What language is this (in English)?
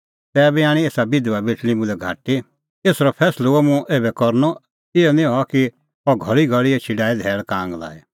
Kullu Pahari